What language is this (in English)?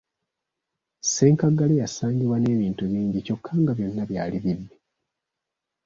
Ganda